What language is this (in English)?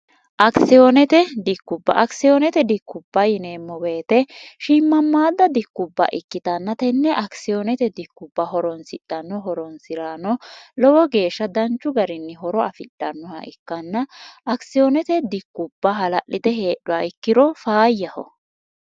Sidamo